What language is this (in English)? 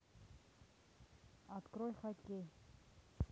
Russian